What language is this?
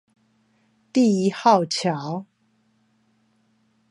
Chinese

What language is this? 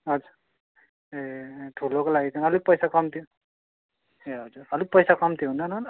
Nepali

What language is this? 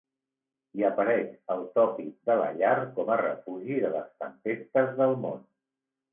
Catalan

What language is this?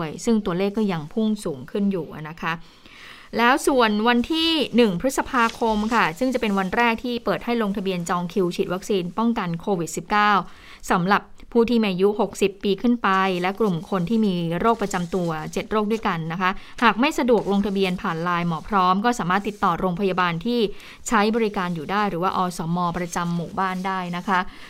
Thai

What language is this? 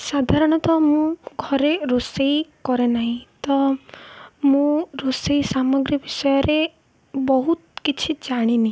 Odia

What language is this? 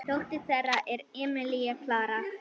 Icelandic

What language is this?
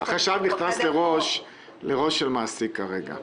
Hebrew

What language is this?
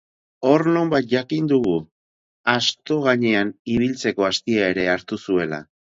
Basque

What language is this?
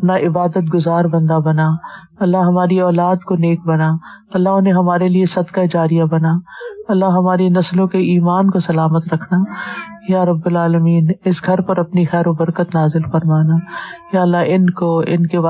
Urdu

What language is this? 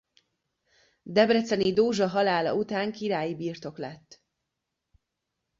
Hungarian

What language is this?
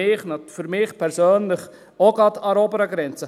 Swiss German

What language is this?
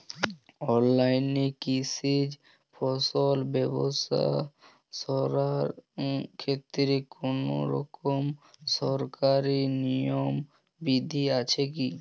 Bangla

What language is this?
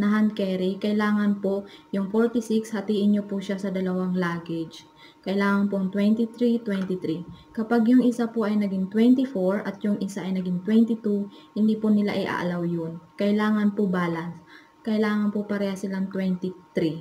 Filipino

